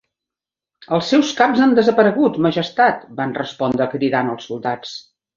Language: Catalan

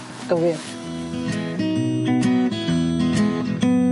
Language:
Welsh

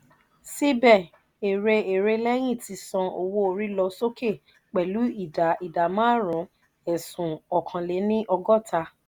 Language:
Yoruba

